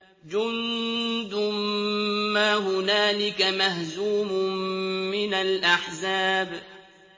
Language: Arabic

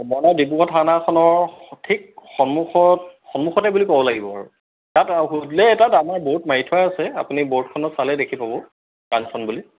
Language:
Assamese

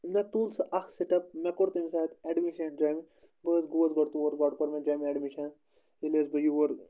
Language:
Kashmiri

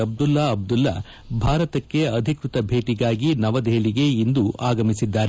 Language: Kannada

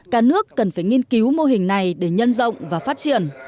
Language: Vietnamese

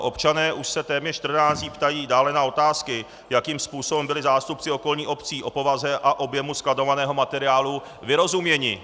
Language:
Czech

